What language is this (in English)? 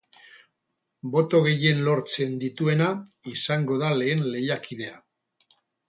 Basque